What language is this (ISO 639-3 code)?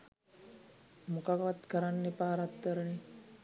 sin